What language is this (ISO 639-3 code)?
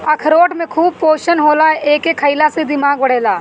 bho